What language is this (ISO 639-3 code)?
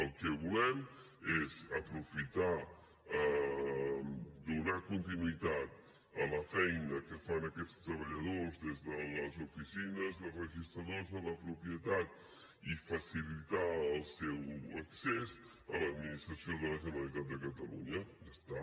cat